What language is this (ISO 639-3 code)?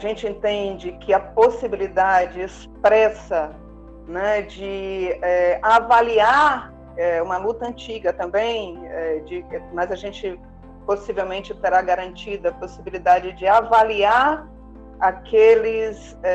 por